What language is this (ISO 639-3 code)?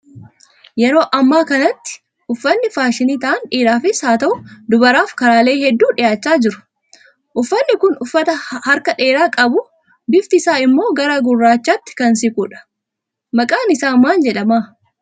orm